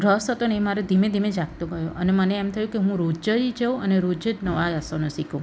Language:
Gujarati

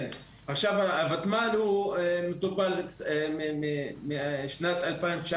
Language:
Hebrew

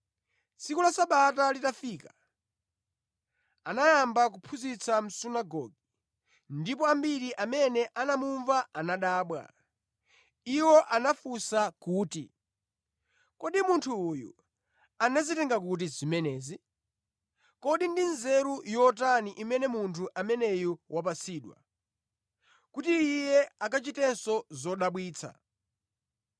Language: Nyanja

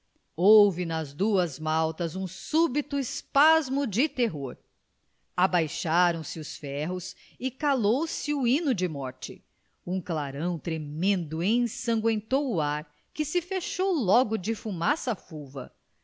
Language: Portuguese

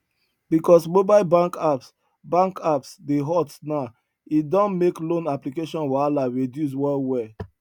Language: Nigerian Pidgin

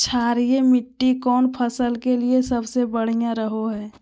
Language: Magahi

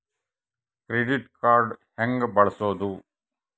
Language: Kannada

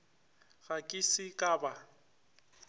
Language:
Northern Sotho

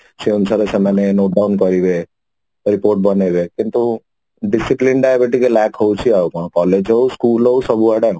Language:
Odia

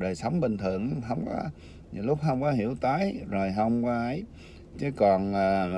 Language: Vietnamese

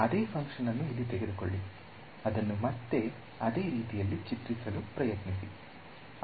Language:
Kannada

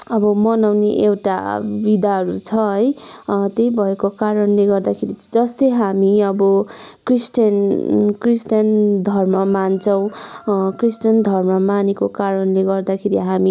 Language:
Nepali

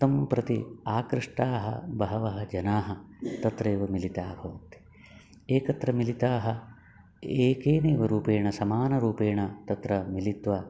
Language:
Sanskrit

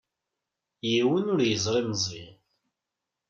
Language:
Kabyle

